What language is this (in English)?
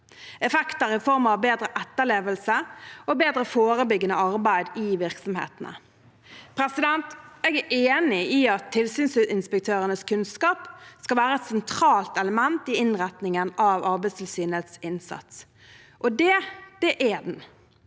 Norwegian